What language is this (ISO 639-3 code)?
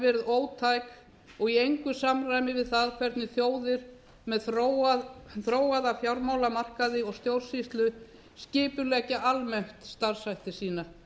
isl